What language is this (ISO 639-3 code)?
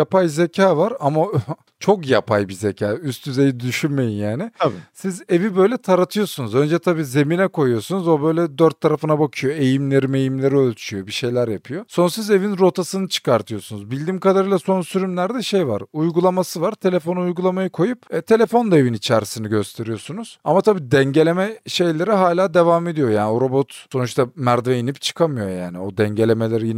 tur